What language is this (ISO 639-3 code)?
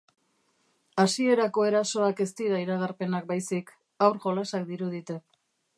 eus